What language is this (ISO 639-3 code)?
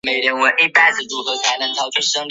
zho